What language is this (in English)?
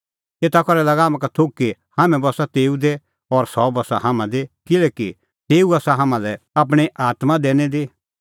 Kullu Pahari